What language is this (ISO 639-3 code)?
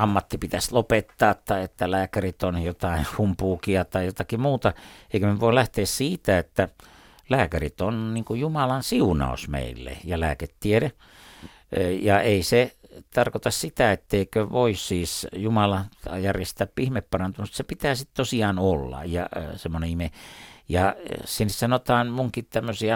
fin